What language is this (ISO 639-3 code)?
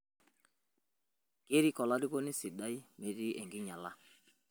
mas